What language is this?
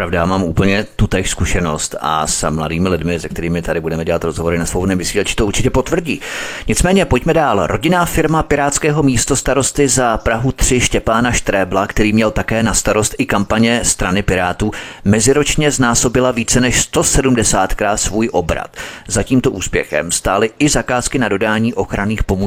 Czech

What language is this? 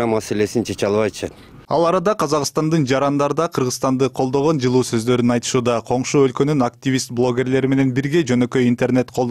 Turkish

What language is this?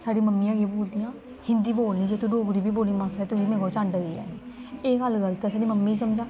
Dogri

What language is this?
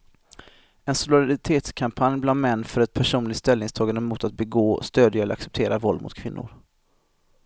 Swedish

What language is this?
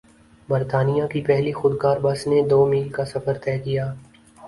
Urdu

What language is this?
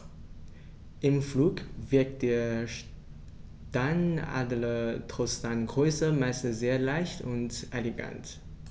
German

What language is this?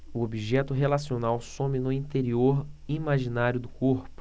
Portuguese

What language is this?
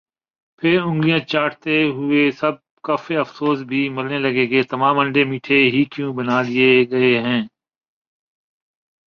Urdu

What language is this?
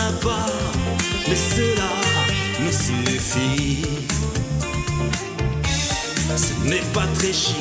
French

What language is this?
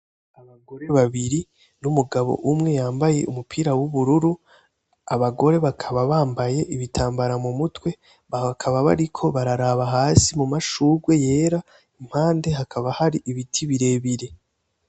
Rundi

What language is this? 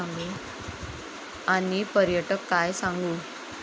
Marathi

